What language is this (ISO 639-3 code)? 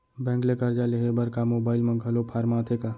hne